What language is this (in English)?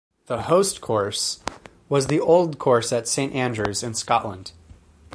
English